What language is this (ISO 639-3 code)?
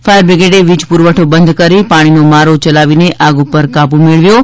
guj